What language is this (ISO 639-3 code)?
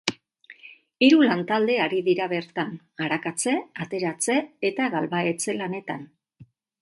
eus